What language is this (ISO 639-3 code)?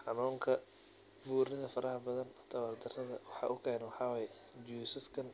som